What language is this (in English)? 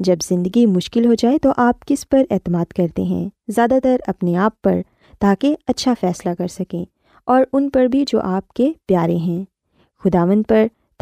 Urdu